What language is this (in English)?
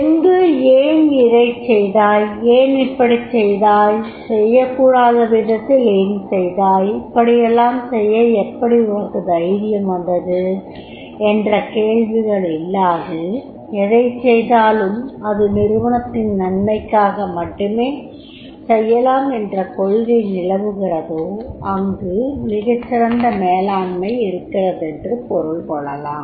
Tamil